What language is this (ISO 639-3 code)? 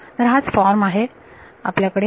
mar